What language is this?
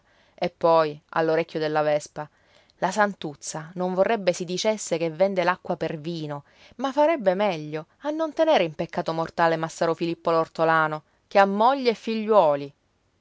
Italian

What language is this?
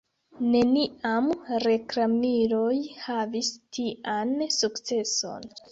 Esperanto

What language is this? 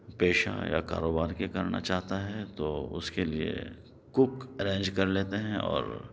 Urdu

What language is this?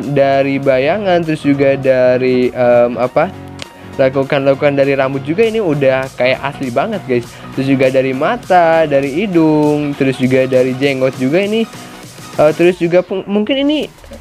Indonesian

